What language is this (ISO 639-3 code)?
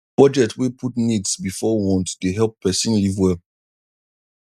pcm